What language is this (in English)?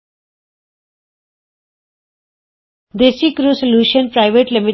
Punjabi